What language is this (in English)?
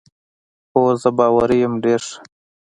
Pashto